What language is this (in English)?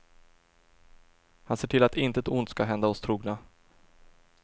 Swedish